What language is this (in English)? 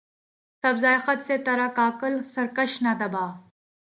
Urdu